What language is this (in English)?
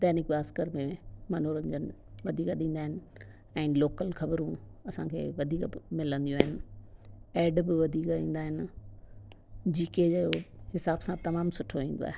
Sindhi